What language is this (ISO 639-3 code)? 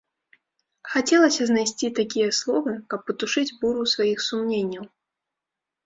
bel